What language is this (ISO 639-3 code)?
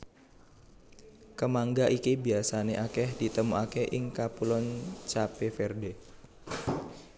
jav